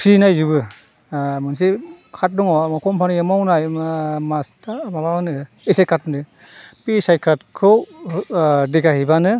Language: Bodo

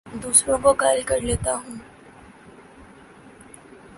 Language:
Urdu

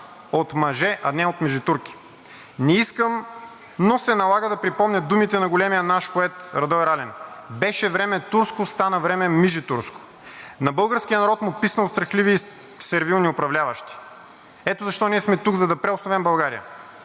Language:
Bulgarian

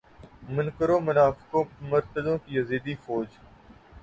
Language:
Urdu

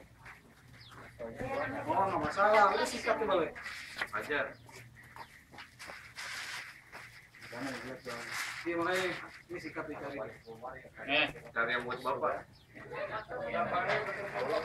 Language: Spanish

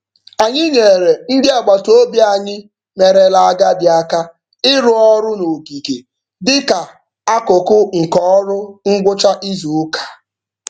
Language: Igbo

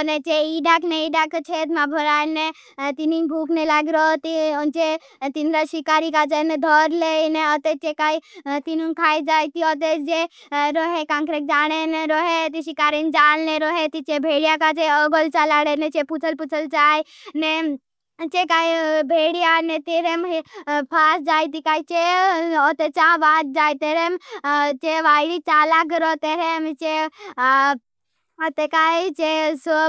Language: Bhili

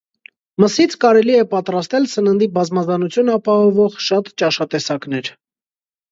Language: Armenian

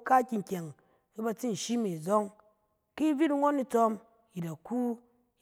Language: Cen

